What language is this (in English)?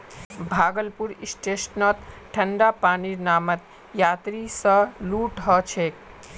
Magahi